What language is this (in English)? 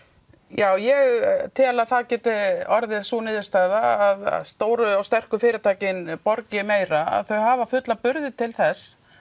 Icelandic